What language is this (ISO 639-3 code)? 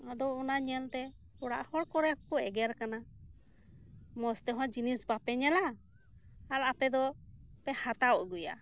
sat